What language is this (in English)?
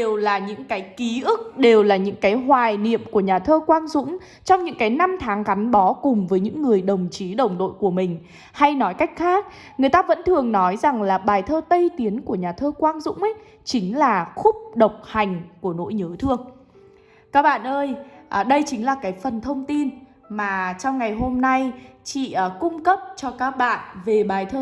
Vietnamese